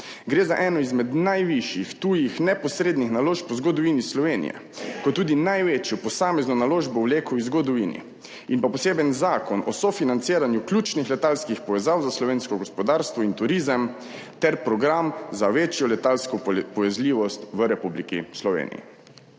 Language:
Slovenian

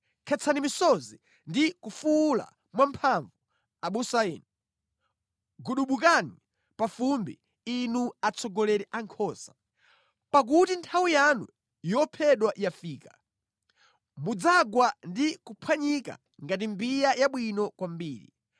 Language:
Nyanja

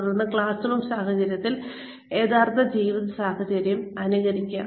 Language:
Malayalam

